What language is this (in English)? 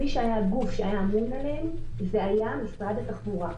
Hebrew